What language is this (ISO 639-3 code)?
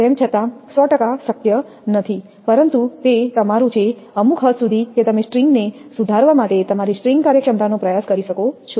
guj